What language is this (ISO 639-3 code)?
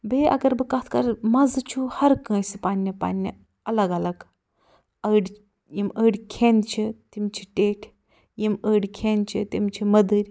kas